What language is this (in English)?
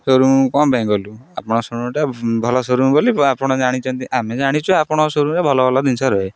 Odia